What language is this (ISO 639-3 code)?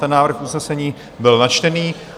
ces